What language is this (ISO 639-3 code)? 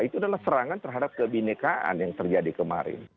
ind